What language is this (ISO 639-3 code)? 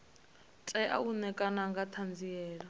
ven